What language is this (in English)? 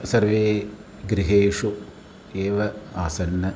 Sanskrit